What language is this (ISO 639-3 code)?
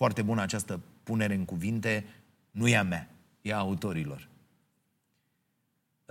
ron